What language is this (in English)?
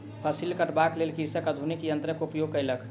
Maithili